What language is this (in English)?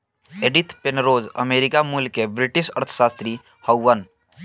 Bhojpuri